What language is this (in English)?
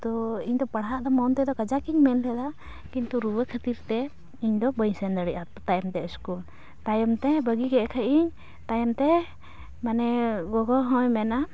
Santali